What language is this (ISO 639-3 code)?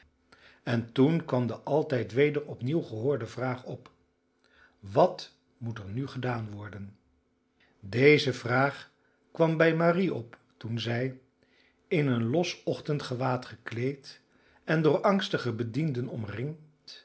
nld